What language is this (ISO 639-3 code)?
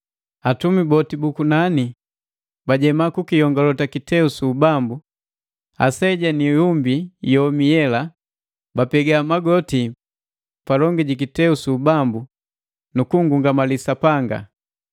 mgv